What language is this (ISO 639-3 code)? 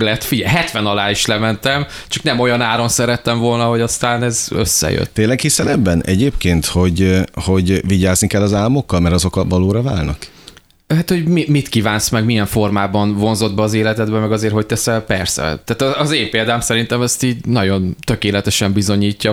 hun